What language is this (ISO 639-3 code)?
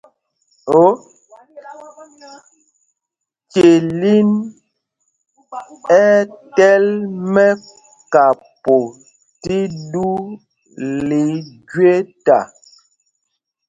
mgg